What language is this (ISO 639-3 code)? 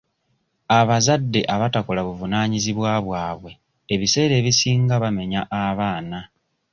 lug